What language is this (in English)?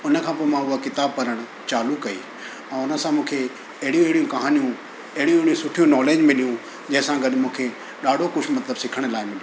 Sindhi